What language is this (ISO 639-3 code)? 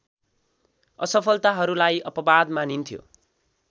nep